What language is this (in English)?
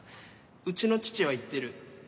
Japanese